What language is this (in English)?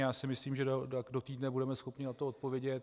Czech